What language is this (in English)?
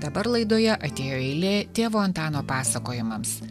Lithuanian